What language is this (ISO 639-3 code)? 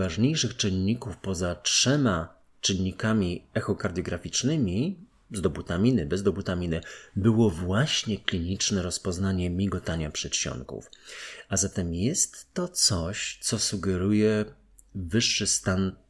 pol